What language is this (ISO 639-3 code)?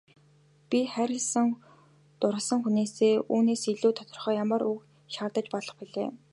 mon